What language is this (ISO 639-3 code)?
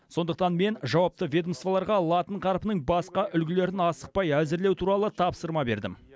kaz